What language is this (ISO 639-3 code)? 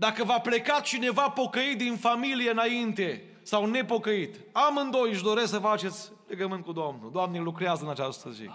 ron